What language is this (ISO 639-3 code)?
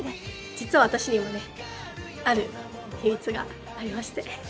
jpn